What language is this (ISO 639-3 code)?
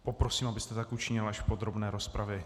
ces